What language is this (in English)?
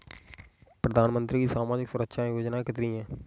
Hindi